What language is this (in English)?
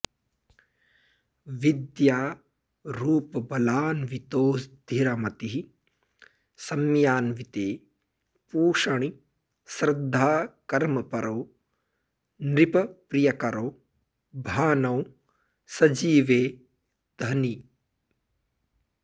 Sanskrit